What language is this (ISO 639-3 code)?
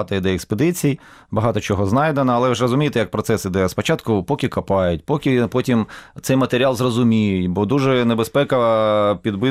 ukr